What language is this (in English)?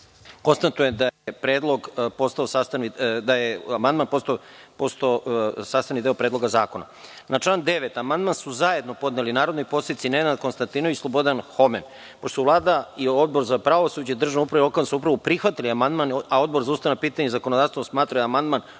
Serbian